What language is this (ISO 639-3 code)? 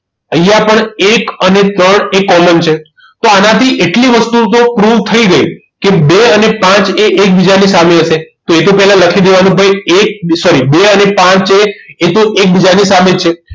guj